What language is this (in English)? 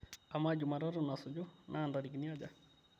Masai